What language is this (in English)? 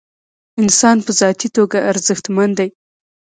Pashto